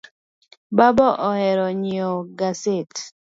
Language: Luo (Kenya and Tanzania)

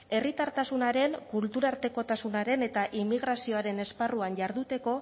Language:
Basque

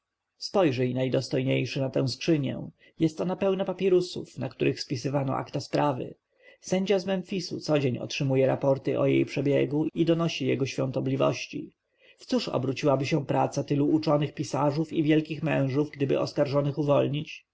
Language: Polish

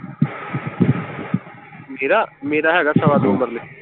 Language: Punjabi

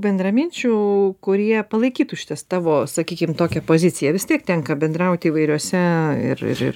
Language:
Lithuanian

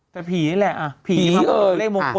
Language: Thai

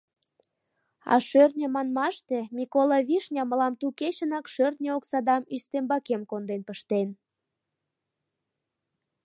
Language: Mari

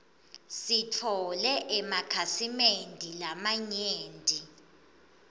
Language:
Swati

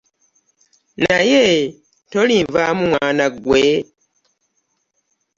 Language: Ganda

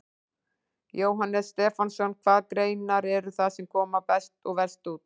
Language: Icelandic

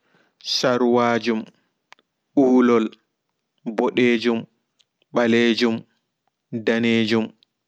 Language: Fula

